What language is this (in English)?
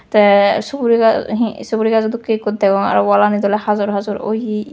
Chakma